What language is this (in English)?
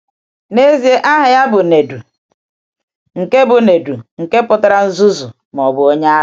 Igbo